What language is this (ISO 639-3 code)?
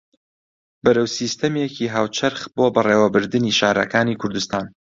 ckb